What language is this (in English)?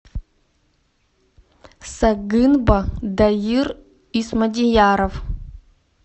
Russian